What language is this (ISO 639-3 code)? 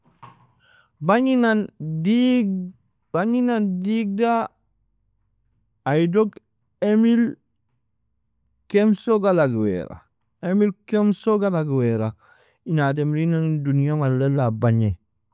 fia